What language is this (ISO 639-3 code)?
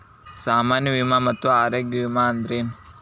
kan